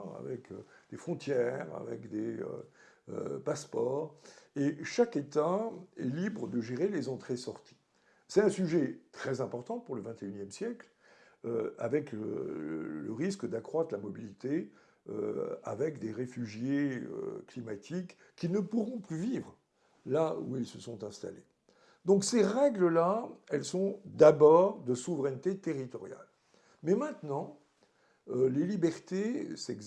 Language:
French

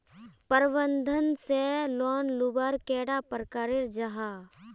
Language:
Magahi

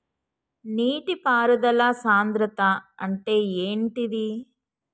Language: Telugu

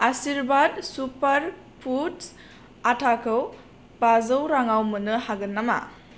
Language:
Bodo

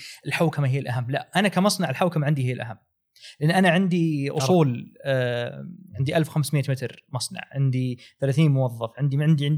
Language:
Arabic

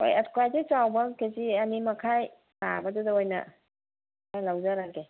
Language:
Manipuri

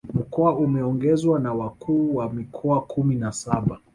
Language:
Swahili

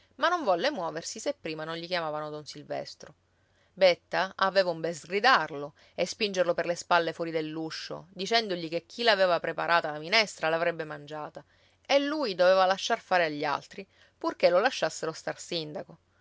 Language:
Italian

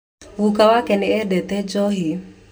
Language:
Kikuyu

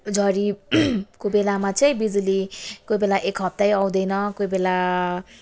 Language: Nepali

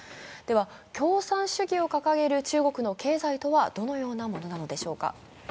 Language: Japanese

